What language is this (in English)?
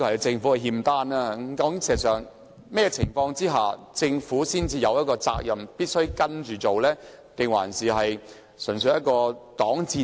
Cantonese